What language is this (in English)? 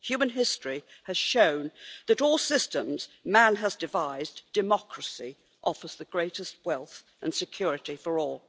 English